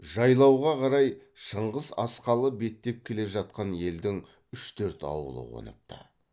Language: Kazakh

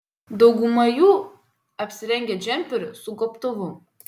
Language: Lithuanian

